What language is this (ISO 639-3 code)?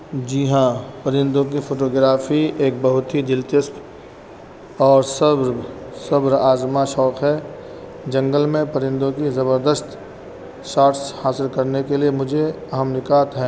urd